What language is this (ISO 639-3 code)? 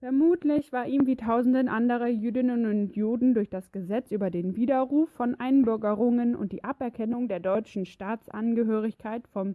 deu